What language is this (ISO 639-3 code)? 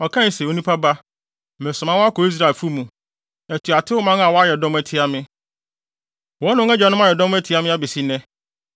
aka